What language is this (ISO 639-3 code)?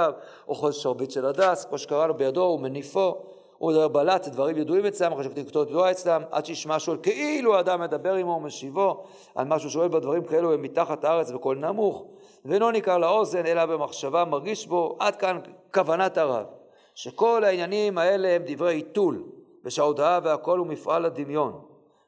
heb